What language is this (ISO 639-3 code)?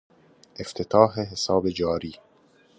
fas